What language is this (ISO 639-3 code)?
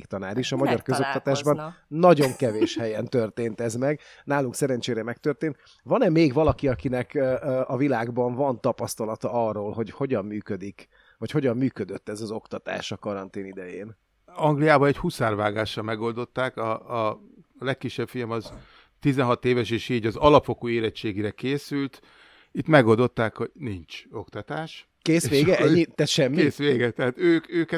hun